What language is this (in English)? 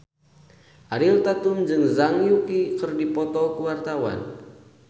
Sundanese